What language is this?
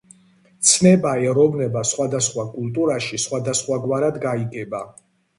Georgian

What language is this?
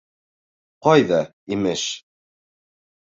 Bashkir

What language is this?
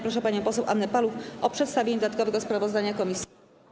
Polish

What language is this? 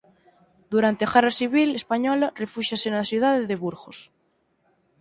Galician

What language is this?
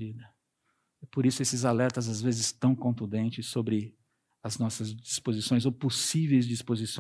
Portuguese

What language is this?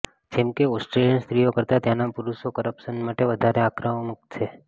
Gujarati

